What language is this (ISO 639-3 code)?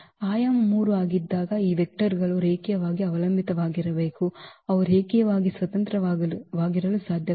kan